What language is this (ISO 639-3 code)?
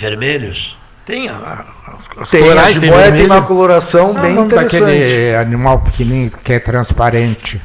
por